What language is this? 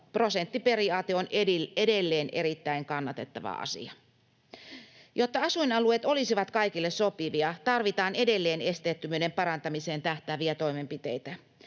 Finnish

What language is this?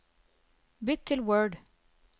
Norwegian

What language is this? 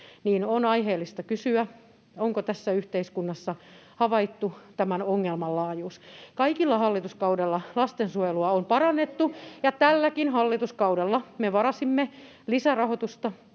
Finnish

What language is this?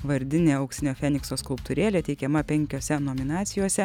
Lithuanian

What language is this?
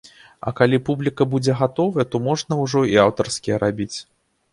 Belarusian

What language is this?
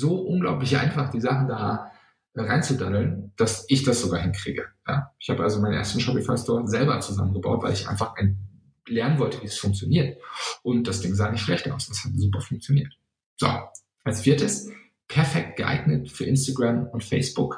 German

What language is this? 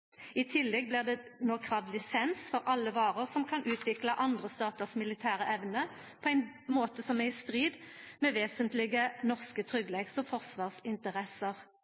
Norwegian Nynorsk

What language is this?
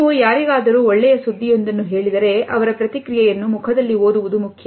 Kannada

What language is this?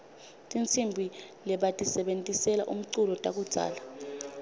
Swati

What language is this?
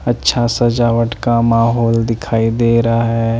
Hindi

